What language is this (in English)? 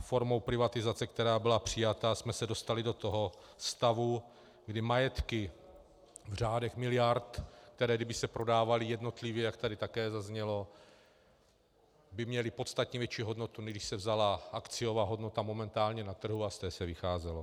Czech